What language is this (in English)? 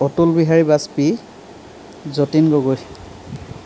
Assamese